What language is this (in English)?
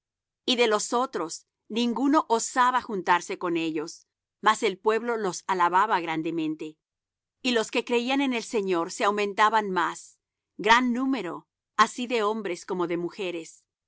Spanish